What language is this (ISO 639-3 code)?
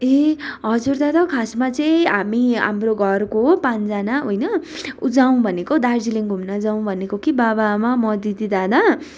nep